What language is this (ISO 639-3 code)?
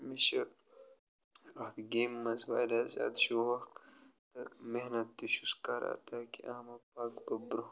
kas